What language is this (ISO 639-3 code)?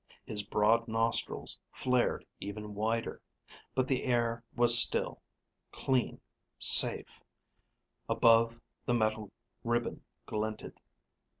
eng